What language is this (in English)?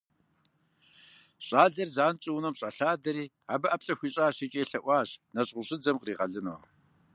Kabardian